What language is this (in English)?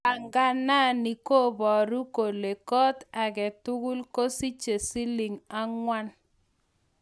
Kalenjin